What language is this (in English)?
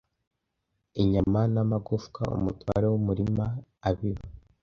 Kinyarwanda